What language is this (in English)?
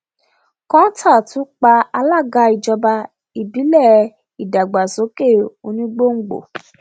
Yoruba